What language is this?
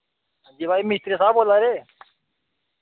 Dogri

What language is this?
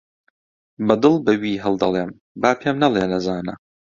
Central Kurdish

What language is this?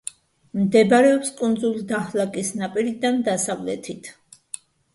Georgian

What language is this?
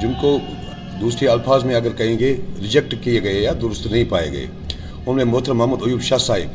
Urdu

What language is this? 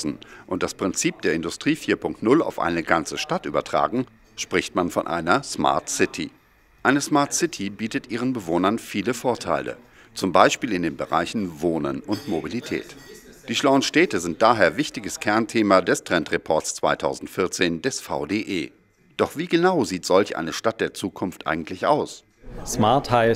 German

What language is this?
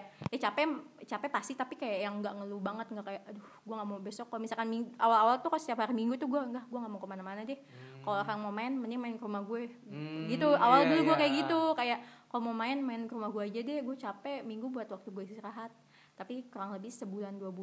Indonesian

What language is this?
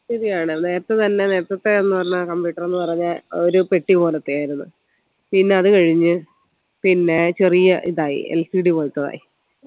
Malayalam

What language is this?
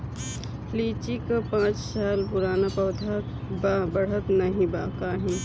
Bhojpuri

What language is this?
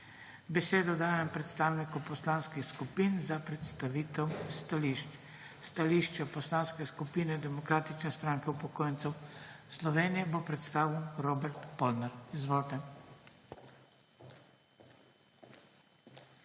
Slovenian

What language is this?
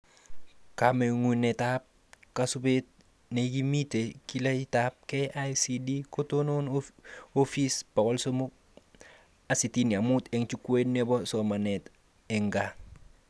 Kalenjin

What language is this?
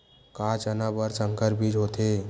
Chhattisgarhi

